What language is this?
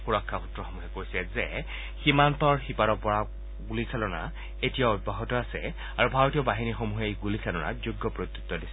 Assamese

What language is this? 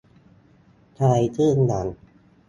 Thai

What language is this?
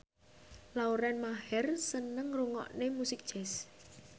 Javanese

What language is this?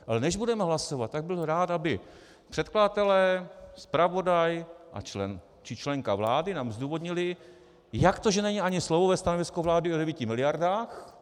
Czech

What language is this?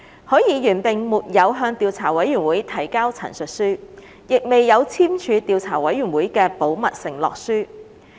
Cantonese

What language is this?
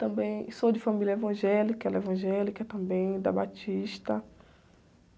Portuguese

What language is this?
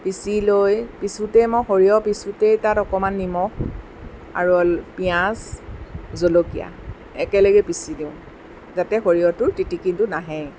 Assamese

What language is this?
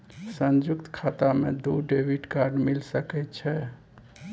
Maithili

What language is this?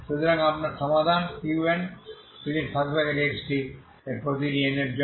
Bangla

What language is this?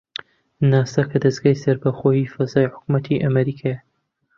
Central Kurdish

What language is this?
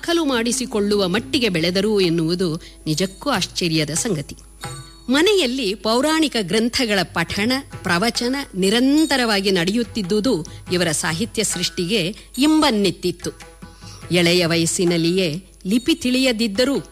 Kannada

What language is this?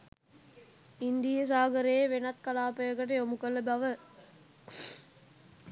Sinhala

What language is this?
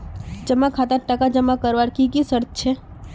Magahi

